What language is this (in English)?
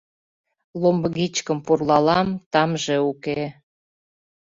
Mari